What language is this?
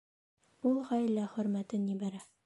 Bashkir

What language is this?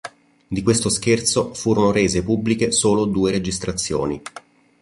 Italian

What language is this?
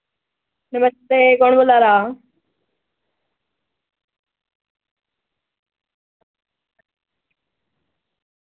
Dogri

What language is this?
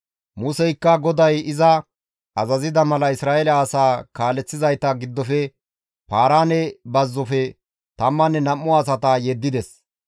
Gamo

